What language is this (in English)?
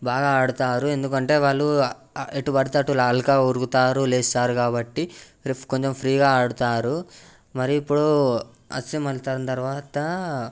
Telugu